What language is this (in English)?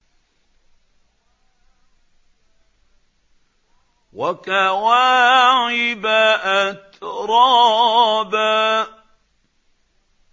Arabic